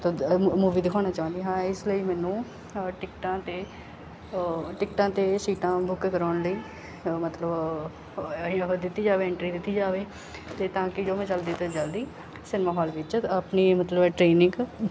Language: Punjabi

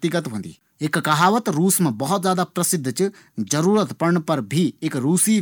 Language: Garhwali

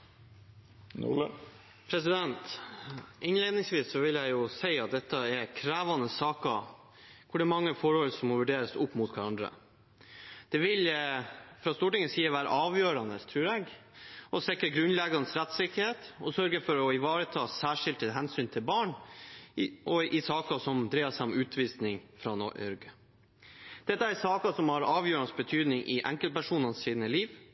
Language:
Norwegian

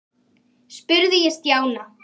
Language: Icelandic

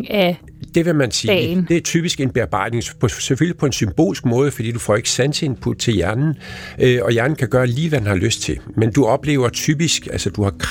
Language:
Danish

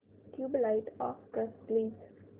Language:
Marathi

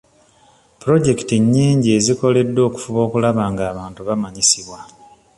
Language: Ganda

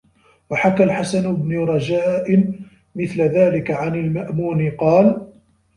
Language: Arabic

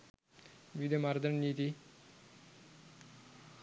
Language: Sinhala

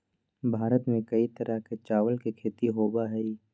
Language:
Magahi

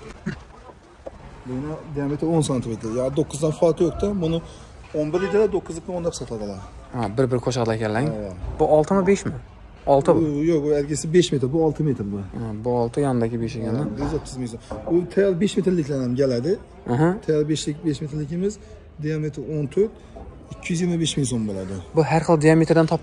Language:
Turkish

